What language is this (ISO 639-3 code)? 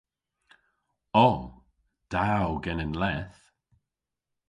cor